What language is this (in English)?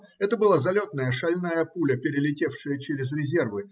Russian